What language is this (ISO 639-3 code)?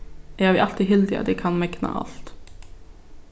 fao